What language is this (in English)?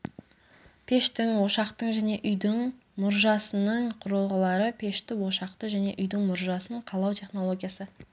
Kazakh